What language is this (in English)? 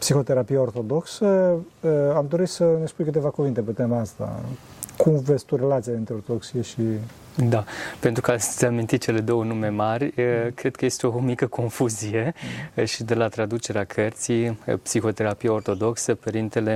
Romanian